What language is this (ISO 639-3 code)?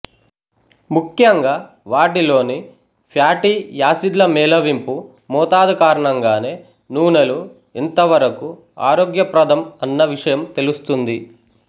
tel